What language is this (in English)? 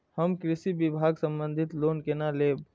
Maithili